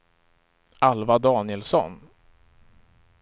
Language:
Swedish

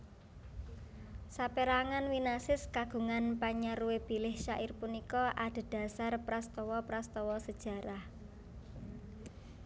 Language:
Javanese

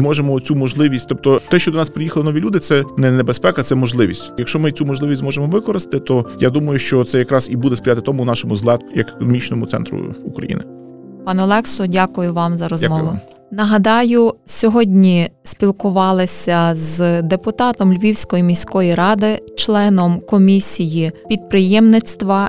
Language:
Ukrainian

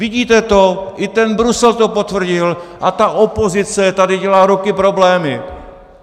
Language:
Czech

